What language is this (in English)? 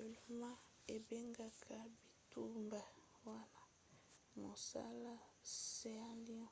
Lingala